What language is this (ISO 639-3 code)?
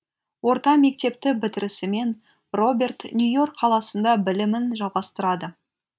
kaz